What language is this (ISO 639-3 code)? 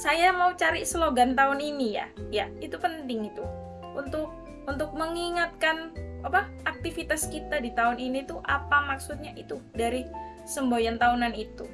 ind